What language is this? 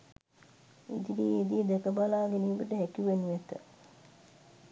Sinhala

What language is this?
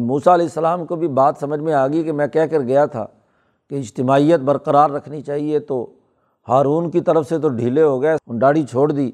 Urdu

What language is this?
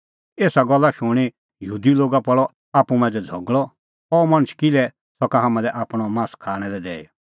Kullu Pahari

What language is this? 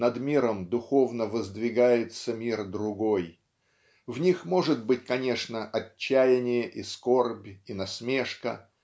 Russian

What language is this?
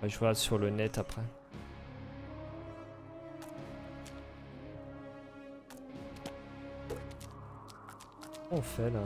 French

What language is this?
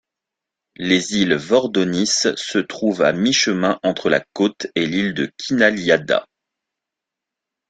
French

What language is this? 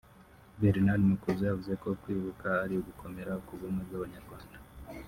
Kinyarwanda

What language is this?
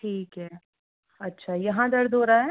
Hindi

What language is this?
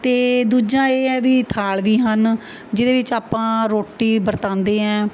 Punjabi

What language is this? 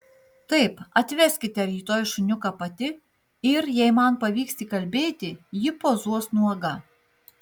Lithuanian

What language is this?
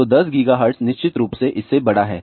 Hindi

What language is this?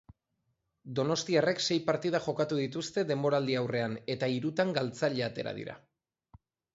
Basque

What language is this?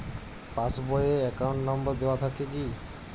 Bangla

